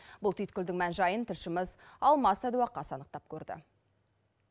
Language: Kazakh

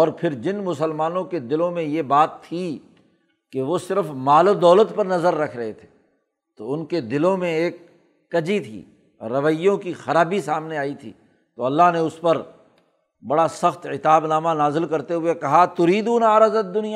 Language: Urdu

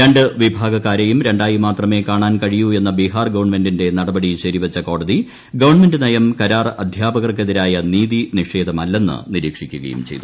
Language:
Malayalam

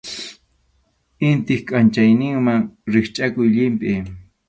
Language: Arequipa-La Unión Quechua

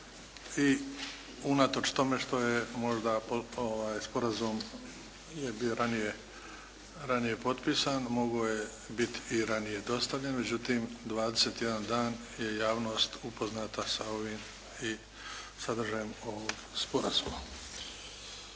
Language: Croatian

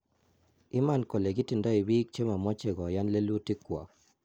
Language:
Kalenjin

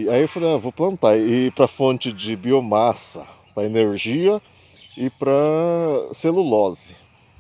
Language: Portuguese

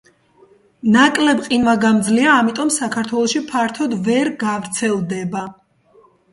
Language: Georgian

